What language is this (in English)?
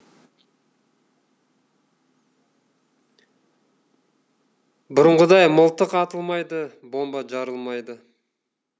Kazakh